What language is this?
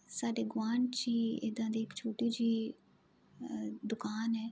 Punjabi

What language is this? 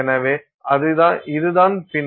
Tamil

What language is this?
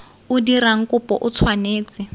Tswana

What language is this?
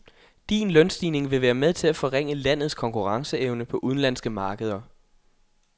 Danish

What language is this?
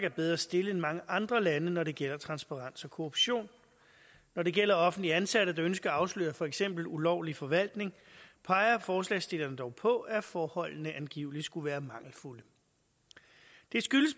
Danish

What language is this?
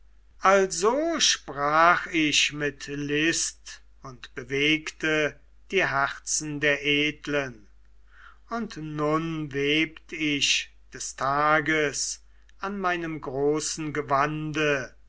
German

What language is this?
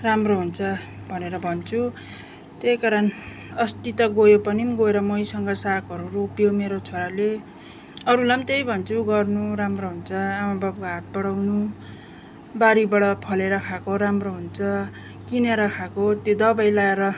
Nepali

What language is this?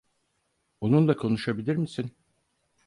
Turkish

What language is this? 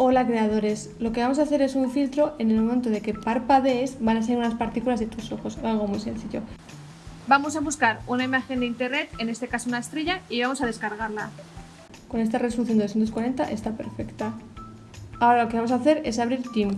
Spanish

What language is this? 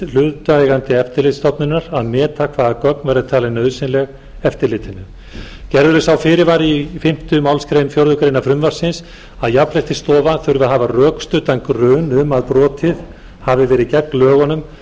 Icelandic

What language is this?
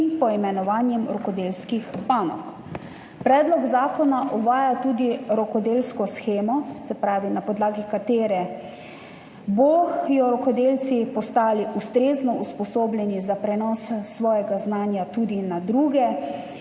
Slovenian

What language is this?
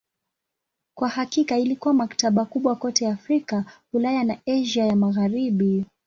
Swahili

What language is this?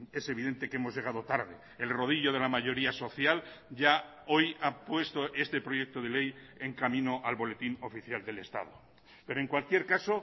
Spanish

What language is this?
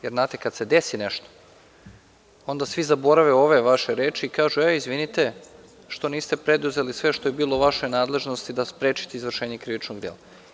Serbian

